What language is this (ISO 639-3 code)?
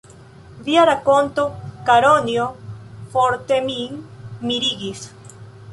epo